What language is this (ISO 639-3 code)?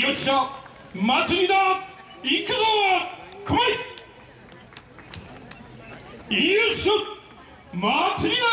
jpn